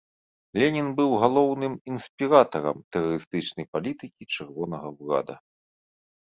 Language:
Belarusian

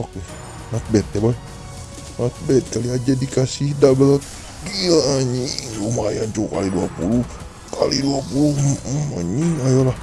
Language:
Indonesian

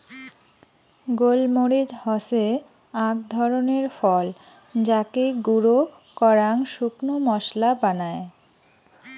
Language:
Bangla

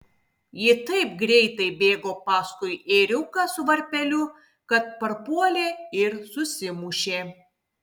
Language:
Lithuanian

